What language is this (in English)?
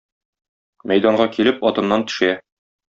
Tatar